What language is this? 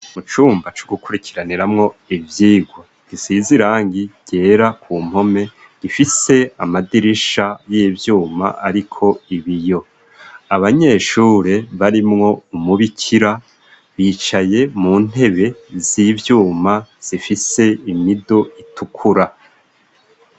Rundi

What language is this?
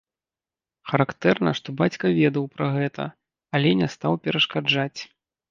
Belarusian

